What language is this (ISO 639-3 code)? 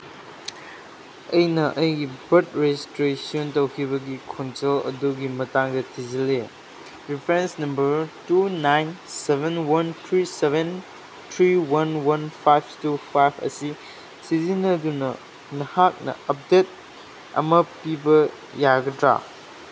mni